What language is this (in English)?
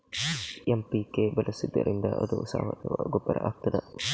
Kannada